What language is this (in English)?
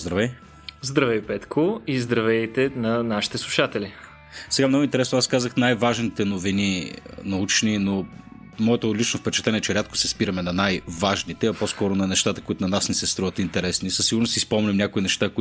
Bulgarian